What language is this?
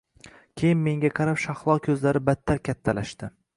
Uzbek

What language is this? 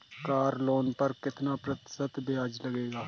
Hindi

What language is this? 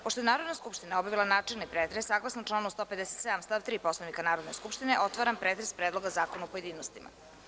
Serbian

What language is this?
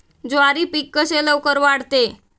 Marathi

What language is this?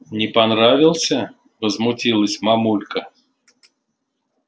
Russian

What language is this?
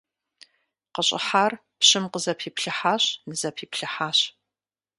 Kabardian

